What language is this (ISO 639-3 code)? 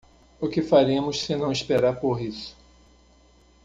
por